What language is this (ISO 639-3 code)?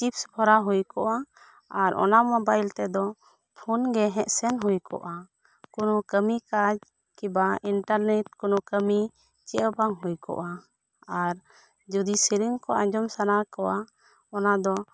sat